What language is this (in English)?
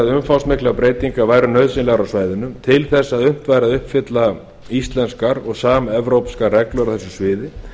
Icelandic